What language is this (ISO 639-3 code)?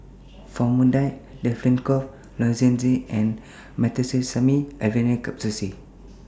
eng